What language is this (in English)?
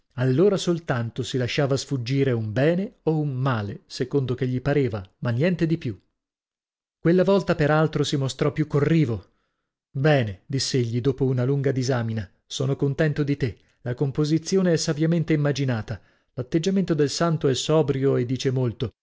Italian